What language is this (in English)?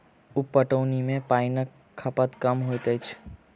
Maithili